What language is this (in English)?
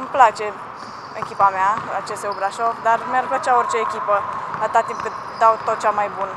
Romanian